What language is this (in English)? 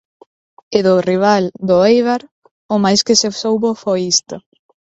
Galician